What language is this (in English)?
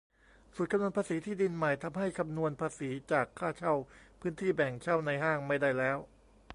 Thai